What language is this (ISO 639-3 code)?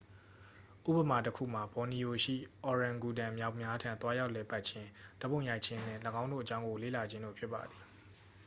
mya